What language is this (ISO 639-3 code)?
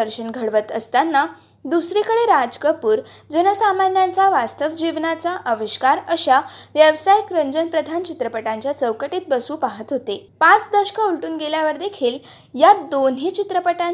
mar